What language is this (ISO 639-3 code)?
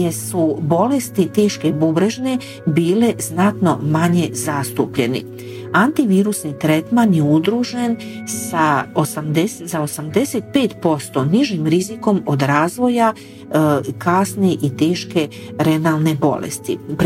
hrv